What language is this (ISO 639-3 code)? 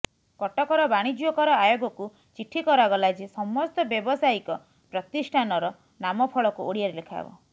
ori